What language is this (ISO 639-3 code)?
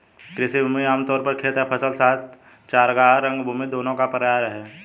hin